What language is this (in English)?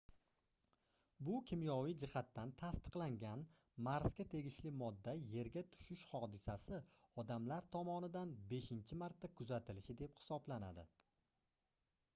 Uzbek